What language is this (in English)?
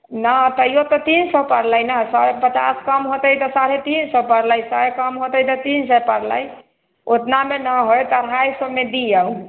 Maithili